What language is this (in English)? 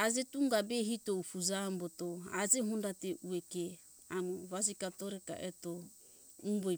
Hunjara-Kaina Ke